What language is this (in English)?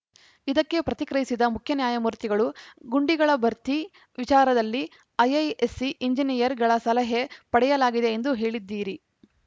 Kannada